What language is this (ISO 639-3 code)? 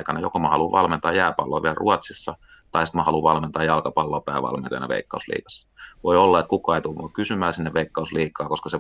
fin